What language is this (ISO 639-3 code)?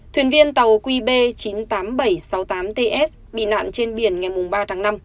vie